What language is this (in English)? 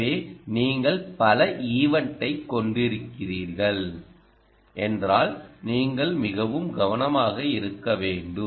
Tamil